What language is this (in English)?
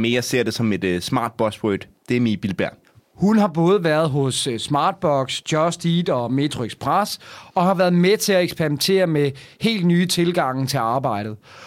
Danish